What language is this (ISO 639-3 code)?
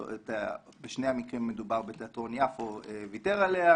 heb